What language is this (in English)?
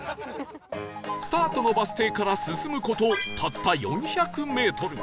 Japanese